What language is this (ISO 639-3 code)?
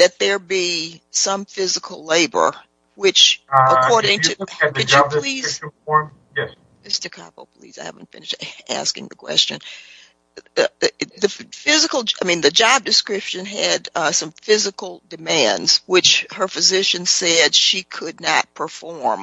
eng